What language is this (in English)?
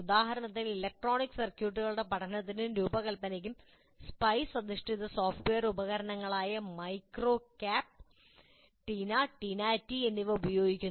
Malayalam